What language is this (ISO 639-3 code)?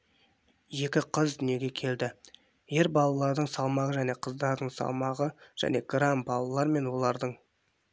kaz